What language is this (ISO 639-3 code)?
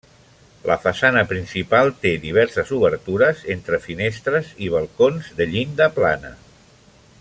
cat